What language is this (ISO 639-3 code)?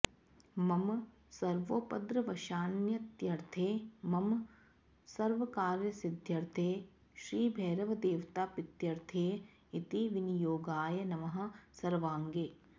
san